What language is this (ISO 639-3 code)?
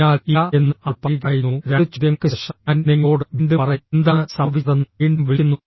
mal